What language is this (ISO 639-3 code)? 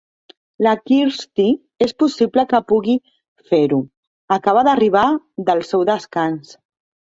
cat